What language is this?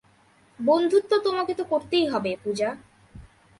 Bangla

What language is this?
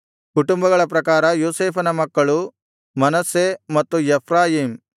Kannada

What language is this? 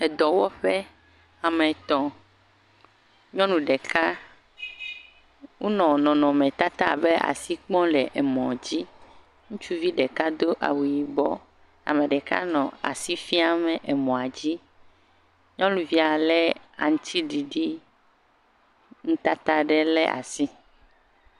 Ewe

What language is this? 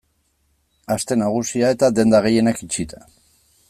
Basque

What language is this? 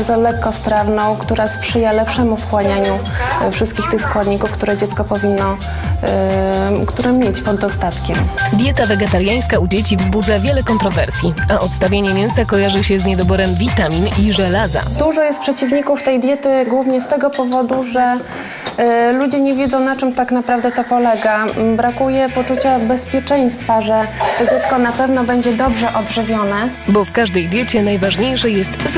Polish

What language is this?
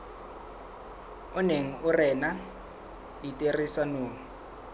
Southern Sotho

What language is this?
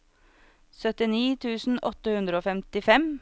Norwegian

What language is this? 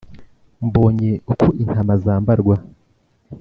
Kinyarwanda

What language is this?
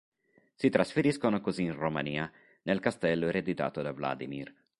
Italian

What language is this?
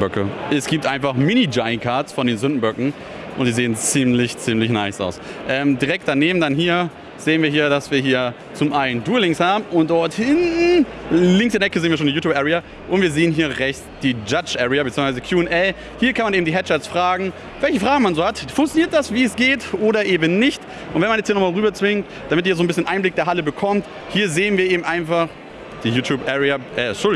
German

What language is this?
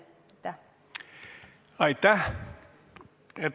Estonian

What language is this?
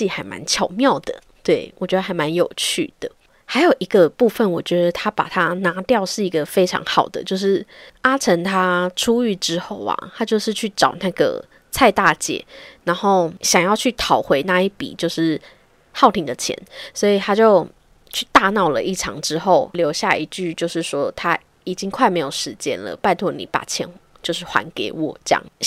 Chinese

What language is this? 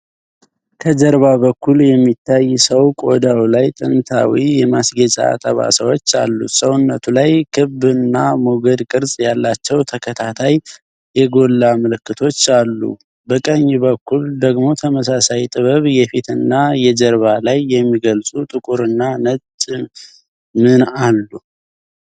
Amharic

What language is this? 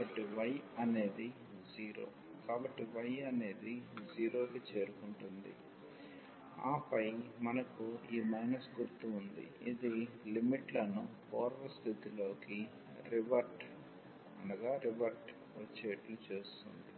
Telugu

